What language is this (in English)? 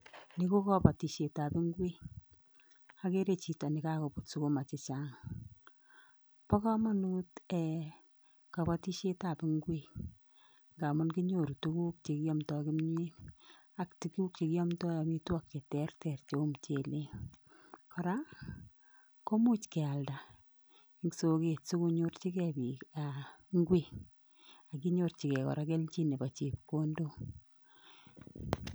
Kalenjin